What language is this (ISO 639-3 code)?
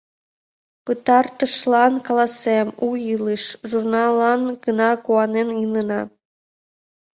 chm